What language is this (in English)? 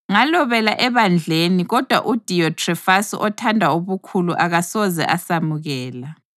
North Ndebele